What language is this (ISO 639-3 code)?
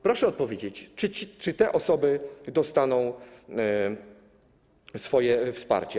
pol